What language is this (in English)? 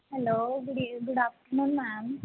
Punjabi